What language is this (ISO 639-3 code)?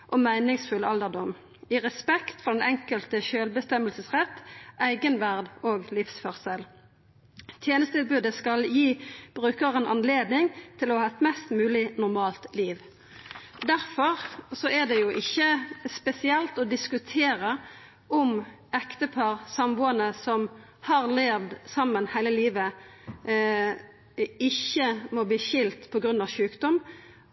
nno